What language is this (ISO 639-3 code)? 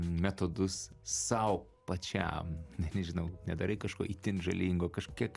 lit